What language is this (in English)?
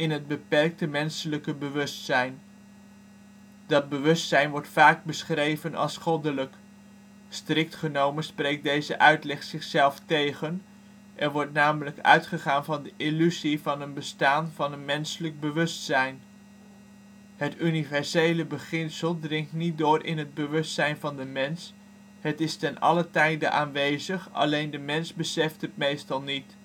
Dutch